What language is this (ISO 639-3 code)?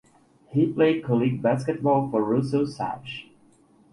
eng